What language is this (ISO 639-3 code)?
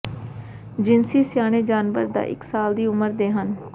pan